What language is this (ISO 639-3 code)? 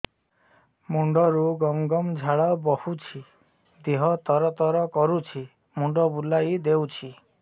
ori